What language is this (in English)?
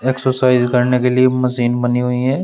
Hindi